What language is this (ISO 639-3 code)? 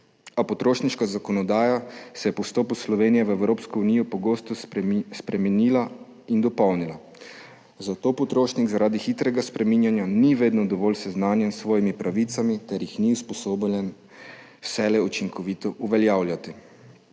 slv